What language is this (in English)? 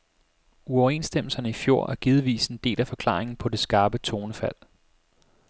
Danish